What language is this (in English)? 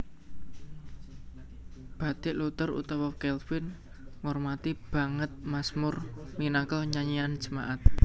Javanese